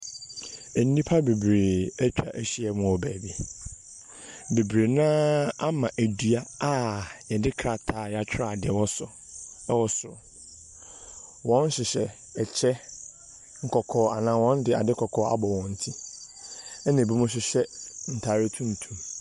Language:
Akan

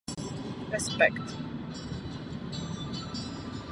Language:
Czech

